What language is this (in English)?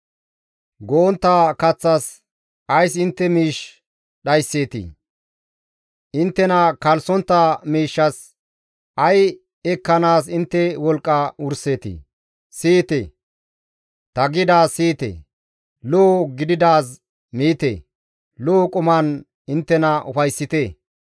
Gamo